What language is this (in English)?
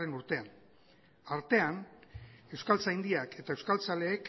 Basque